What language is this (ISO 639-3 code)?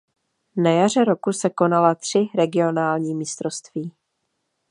ces